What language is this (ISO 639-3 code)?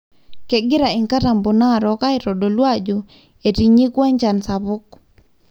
mas